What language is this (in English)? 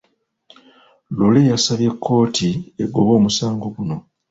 Ganda